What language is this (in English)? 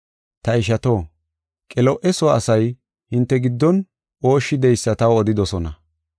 Gofa